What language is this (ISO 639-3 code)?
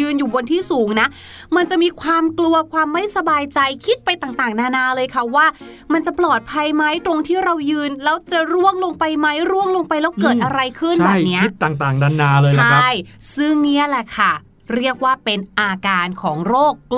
tha